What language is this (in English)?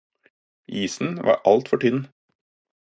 Norwegian Bokmål